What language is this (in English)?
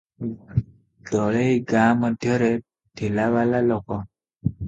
Odia